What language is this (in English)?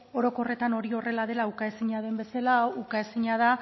Basque